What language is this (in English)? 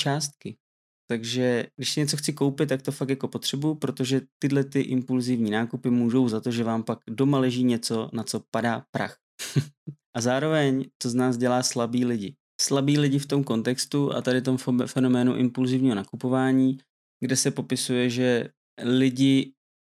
Czech